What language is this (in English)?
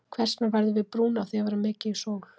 Icelandic